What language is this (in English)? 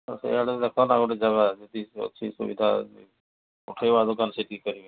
Odia